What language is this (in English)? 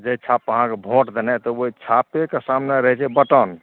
Maithili